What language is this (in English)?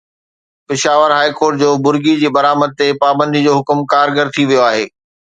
Sindhi